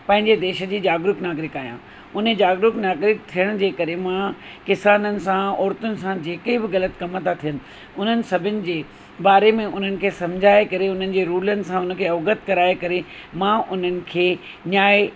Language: Sindhi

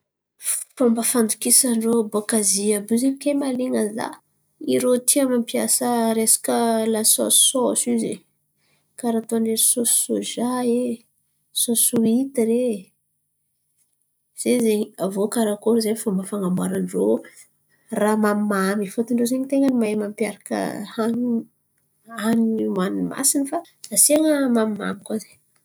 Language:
Antankarana Malagasy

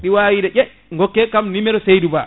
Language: Fula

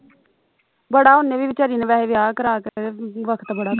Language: Punjabi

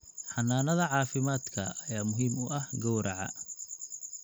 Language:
Somali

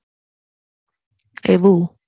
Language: Gujarati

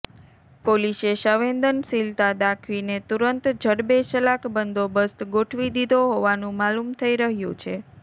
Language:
Gujarati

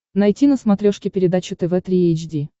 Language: Russian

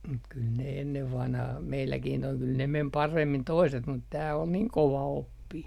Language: Finnish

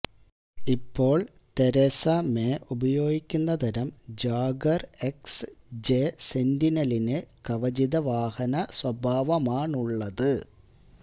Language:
Malayalam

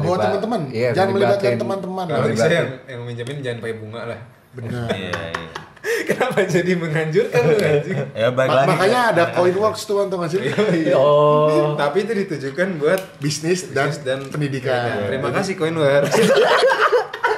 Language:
Indonesian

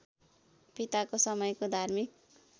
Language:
Nepali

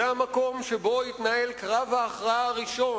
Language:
Hebrew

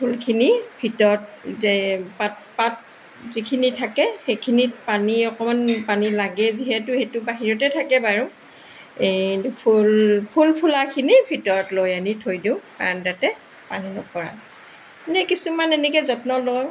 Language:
Assamese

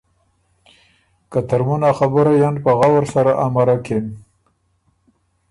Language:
Ormuri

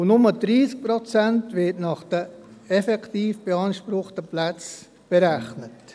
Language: Swiss German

